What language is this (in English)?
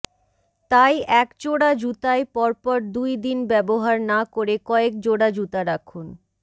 Bangla